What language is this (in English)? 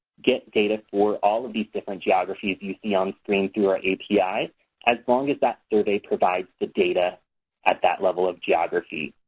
English